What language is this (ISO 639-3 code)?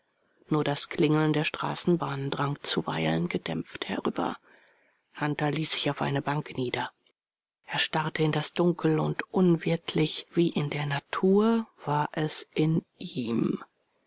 deu